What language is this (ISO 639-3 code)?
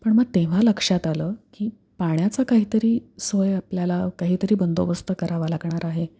mar